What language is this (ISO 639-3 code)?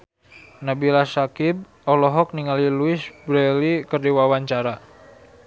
sun